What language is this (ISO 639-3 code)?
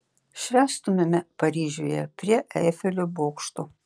lit